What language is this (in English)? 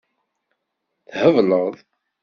Kabyle